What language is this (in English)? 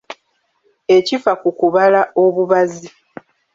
Ganda